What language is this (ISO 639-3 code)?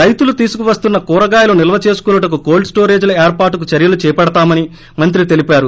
tel